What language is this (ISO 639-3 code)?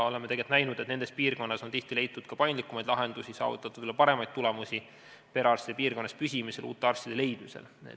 est